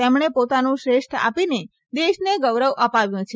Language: Gujarati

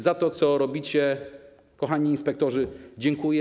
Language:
Polish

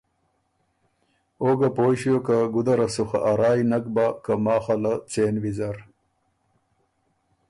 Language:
Ormuri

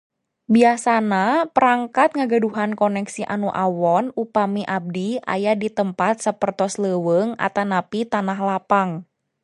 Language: Sundanese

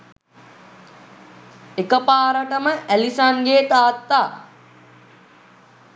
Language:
Sinhala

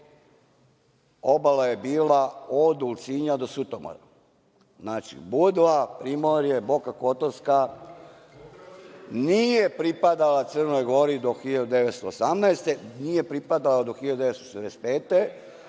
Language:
Serbian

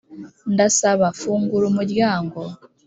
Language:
Kinyarwanda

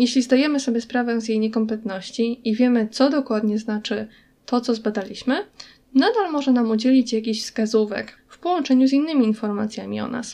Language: Polish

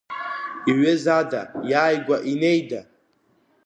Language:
Abkhazian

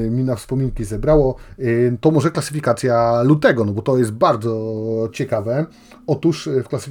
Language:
Polish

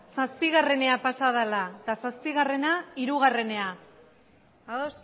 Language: Basque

